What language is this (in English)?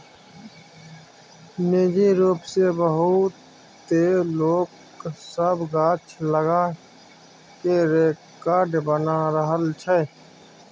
Maithili